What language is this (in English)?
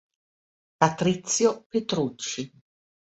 Italian